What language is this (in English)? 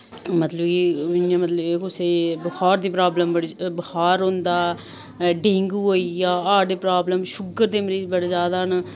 Dogri